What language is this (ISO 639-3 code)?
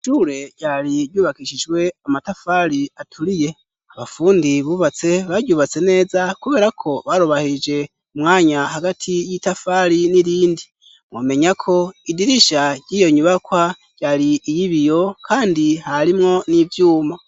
run